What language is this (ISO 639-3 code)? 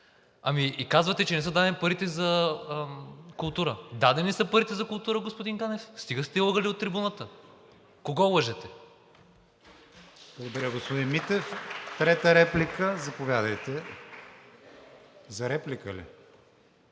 bul